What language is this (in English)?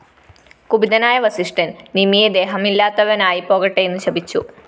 Malayalam